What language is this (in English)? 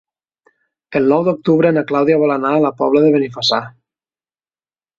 Catalan